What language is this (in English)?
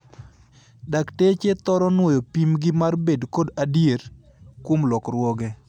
Luo (Kenya and Tanzania)